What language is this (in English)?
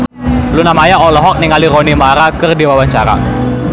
Sundanese